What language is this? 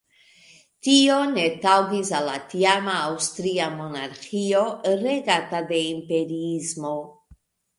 Esperanto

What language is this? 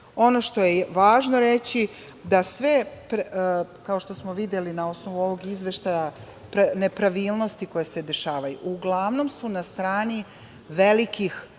Serbian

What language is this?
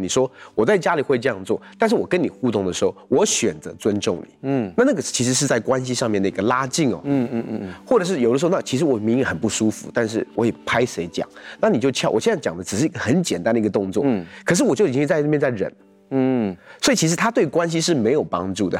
Chinese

